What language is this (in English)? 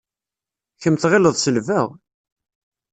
Kabyle